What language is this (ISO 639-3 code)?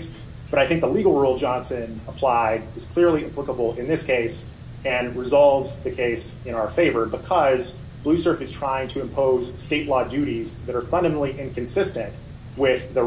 eng